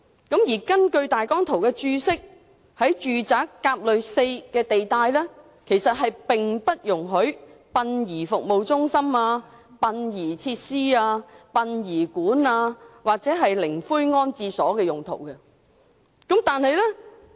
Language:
Cantonese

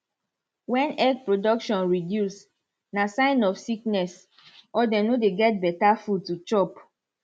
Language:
Nigerian Pidgin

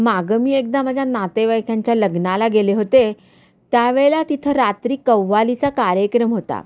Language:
Marathi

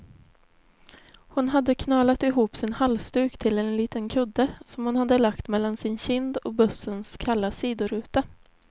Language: Swedish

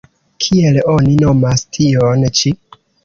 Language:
Esperanto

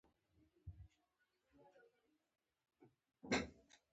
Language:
Pashto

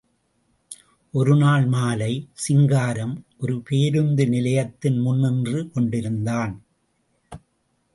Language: Tamil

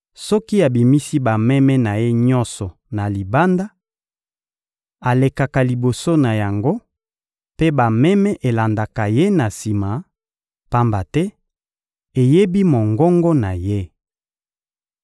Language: Lingala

